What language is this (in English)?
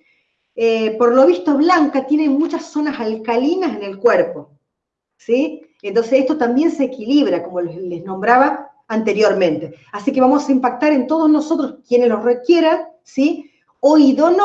Spanish